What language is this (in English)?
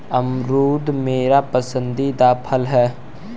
Hindi